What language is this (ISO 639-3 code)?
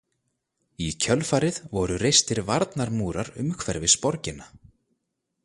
isl